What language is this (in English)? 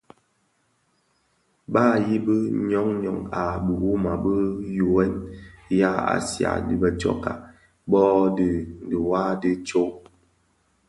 Bafia